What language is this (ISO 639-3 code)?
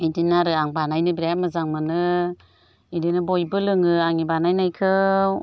brx